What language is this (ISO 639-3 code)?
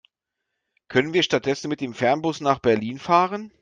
deu